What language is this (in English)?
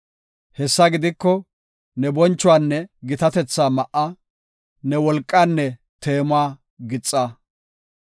Gofa